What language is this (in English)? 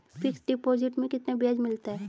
Hindi